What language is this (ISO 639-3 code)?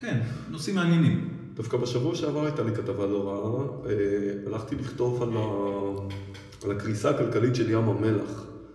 heb